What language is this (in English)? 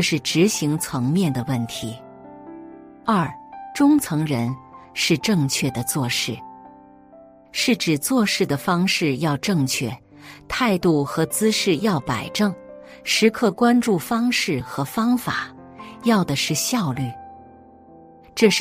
Chinese